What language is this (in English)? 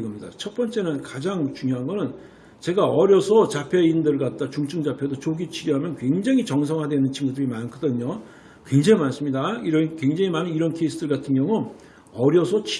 Korean